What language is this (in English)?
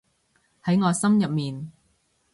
Cantonese